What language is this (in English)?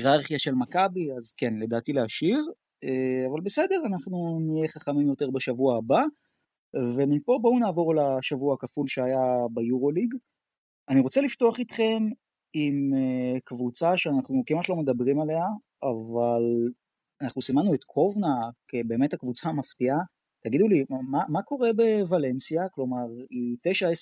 Hebrew